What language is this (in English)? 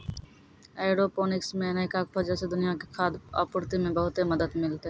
Maithili